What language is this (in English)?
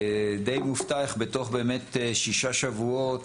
Hebrew